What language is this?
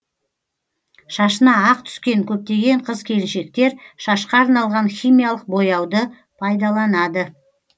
Kazakh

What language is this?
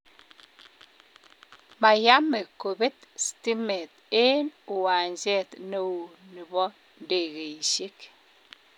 Kalenjin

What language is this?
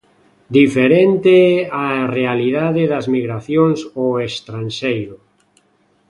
Galician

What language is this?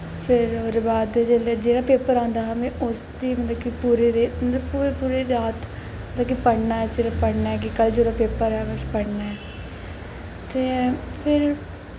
Dogri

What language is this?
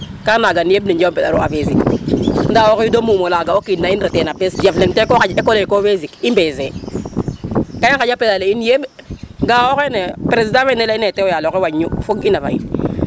Serer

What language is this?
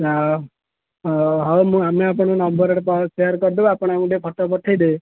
Odia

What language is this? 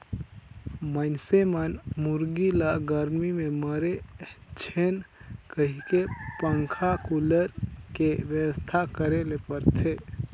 Chhattisgarhi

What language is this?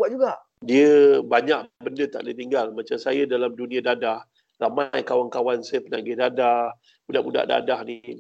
Malay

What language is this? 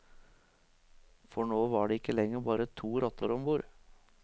Norwegian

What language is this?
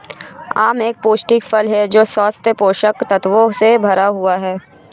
Hindi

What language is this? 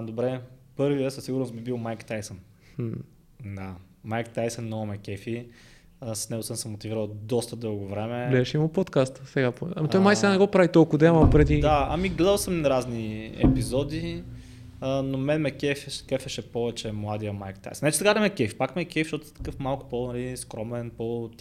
Bulgarian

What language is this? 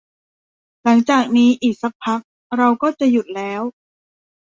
Thai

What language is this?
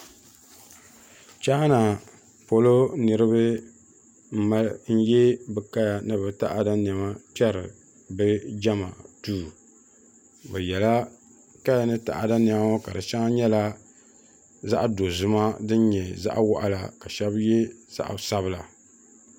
Dagbani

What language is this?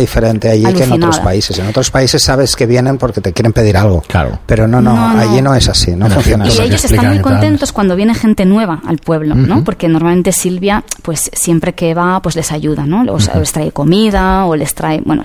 Spanish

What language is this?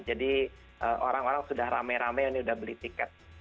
Indonesian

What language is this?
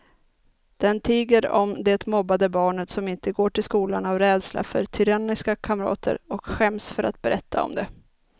Swedish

